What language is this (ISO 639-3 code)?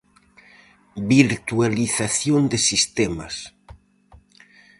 glg